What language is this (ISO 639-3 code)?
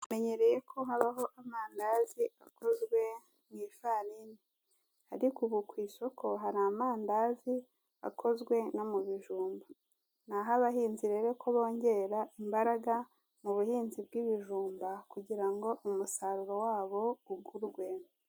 kin